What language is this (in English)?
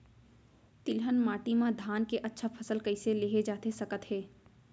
Chhattisgarhi